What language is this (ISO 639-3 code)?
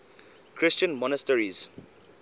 eng